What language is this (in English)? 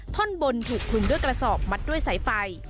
Thai